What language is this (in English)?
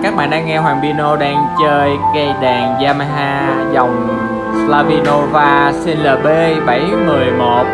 Vietnamese